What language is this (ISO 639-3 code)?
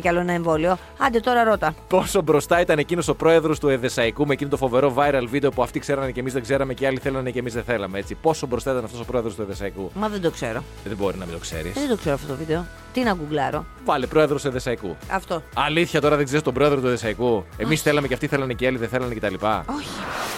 ell